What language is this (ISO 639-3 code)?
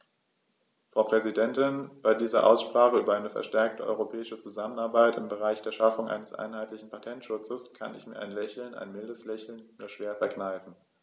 deu